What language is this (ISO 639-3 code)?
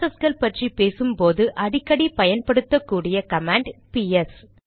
tam